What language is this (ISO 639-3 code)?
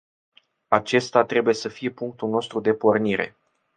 ron